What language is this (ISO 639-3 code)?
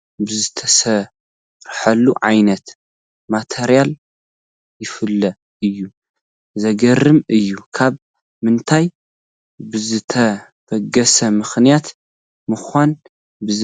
tir